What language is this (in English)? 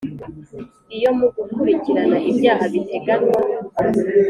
Kinyarwanda